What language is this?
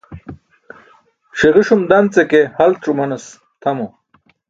Burushaski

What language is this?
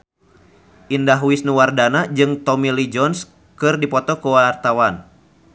Sundanese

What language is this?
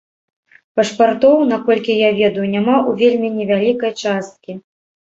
Belarusian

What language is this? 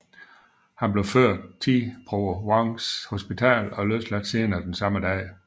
Danish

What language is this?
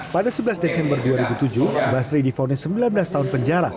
Indonesian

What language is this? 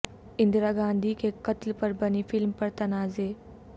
Urdu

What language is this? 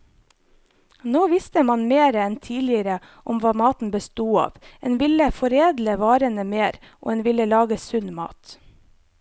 Norwegian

